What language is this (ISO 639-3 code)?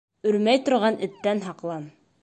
bak